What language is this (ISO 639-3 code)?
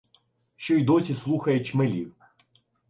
ukr